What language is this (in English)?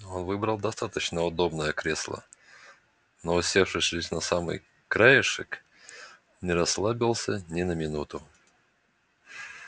Russian